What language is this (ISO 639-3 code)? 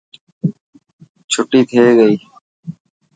mki